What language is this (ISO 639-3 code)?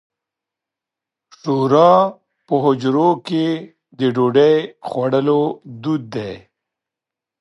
pus